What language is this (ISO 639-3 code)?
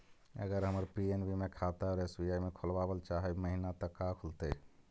mag